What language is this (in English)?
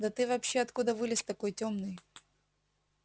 Russian